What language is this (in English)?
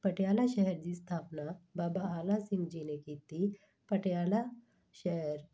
Punjabi